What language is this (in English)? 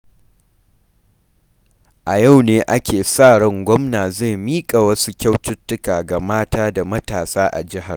Hausa